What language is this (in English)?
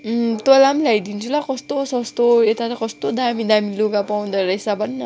Nepali